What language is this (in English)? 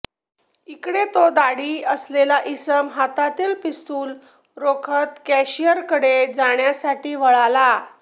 Marathi